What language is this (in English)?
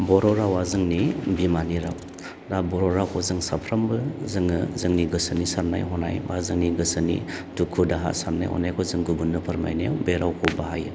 Bodo